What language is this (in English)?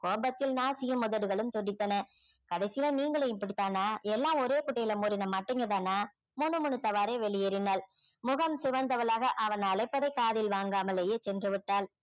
Tamil